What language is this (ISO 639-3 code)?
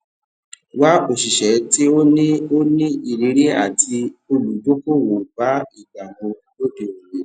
yor